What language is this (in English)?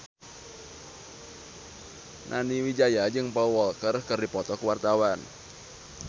Sundanese